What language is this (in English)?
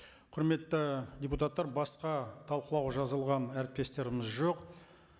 Kazakh